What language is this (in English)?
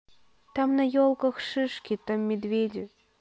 Russian